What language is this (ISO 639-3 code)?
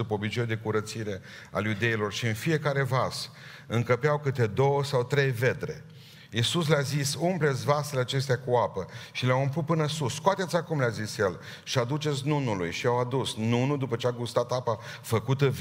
ron